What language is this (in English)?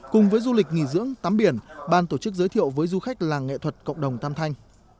Vietnamese